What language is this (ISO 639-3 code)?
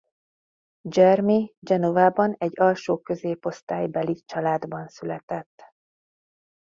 hun